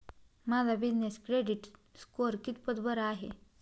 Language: Marathi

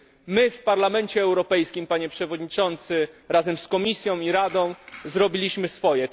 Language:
Polish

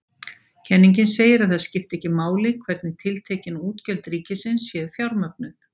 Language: Icelandic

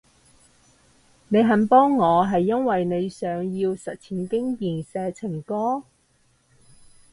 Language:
Cantonese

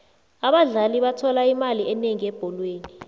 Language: South Ndebele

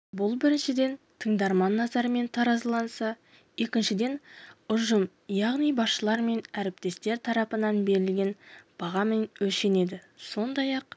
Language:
Kazakh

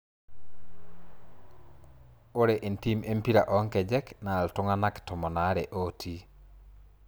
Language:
Masai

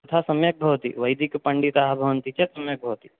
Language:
Sanskrit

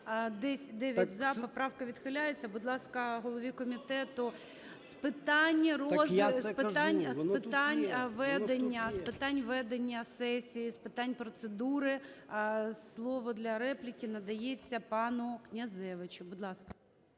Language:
Ukrainian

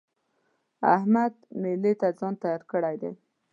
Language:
Pashto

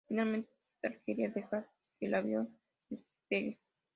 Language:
Spanish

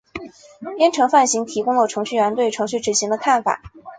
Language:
Chinese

